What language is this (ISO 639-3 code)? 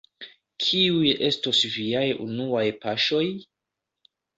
epo